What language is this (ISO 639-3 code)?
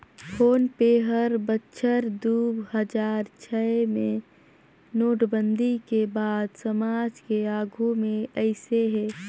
hne